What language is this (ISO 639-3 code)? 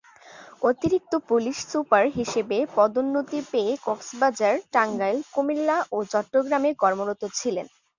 ben